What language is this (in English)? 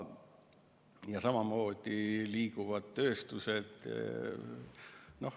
Estonian